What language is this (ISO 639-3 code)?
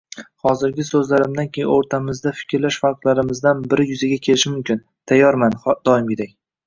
uzb